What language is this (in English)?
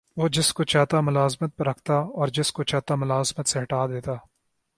Urdu